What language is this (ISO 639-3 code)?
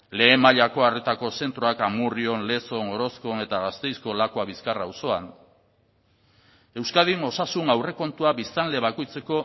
eus